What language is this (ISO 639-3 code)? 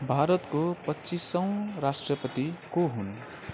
nep